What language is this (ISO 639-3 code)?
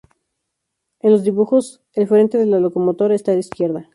spa